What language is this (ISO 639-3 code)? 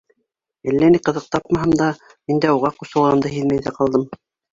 bak